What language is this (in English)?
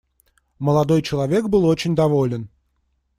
Russian